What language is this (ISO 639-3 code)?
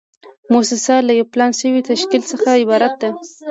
pus